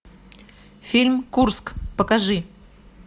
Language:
Russian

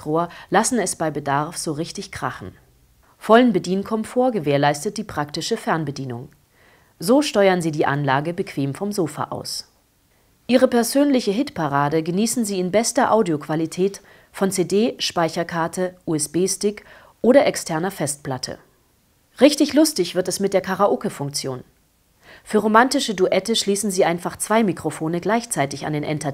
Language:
German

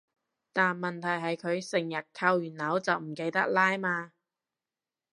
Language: Cantonese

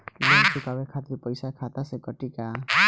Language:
Bhojpuri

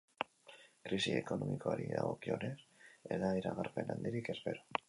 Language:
Basque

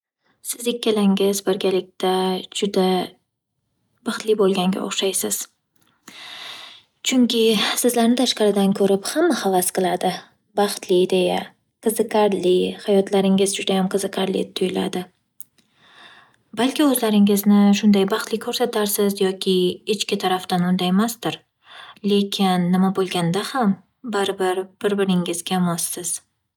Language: Uzbek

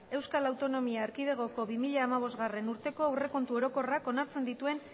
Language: Basque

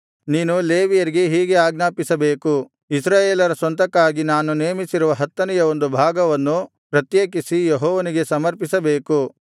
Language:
Kannada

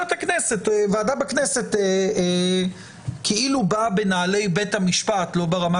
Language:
Hebrew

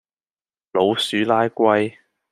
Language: Cantonese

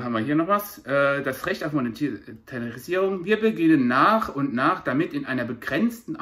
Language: German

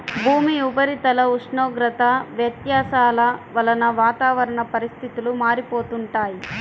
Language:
Telugu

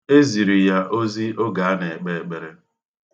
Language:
Igbo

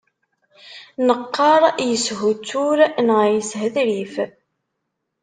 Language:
Kabyle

